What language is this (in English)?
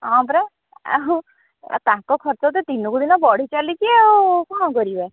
Odia